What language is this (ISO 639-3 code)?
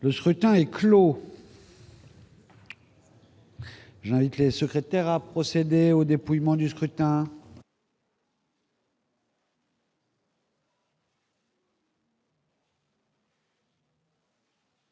fra